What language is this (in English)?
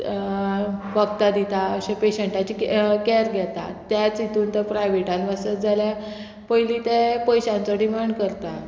Konkani